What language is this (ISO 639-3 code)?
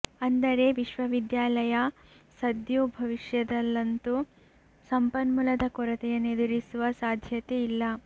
kan